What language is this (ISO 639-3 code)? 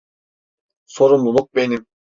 tur